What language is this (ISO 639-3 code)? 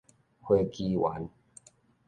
nan